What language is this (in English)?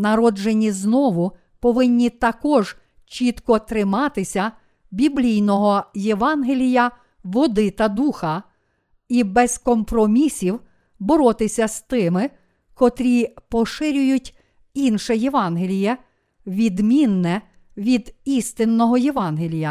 Ukrainian